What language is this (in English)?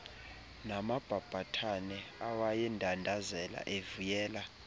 Xhosa